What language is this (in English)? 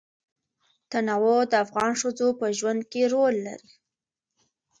Pashto